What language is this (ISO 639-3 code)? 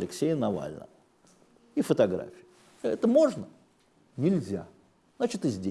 rus